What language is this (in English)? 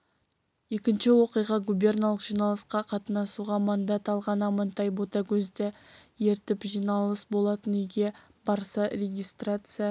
Kazakh